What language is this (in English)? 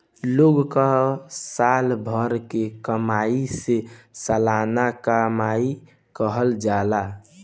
Bhojpuri